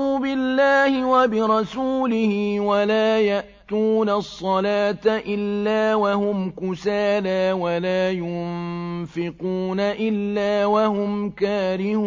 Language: Arabic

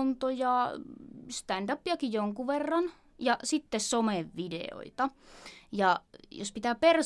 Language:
Finnish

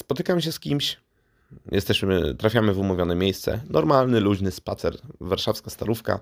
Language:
Polish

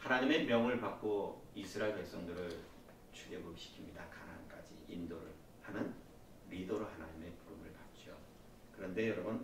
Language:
Korean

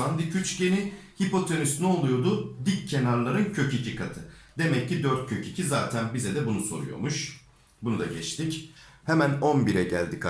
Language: Turkish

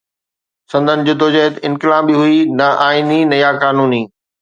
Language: Sindhi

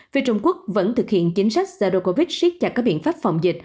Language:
Vietnamese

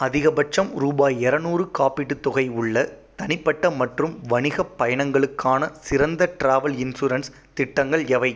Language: Tamil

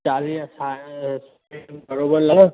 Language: Sindhi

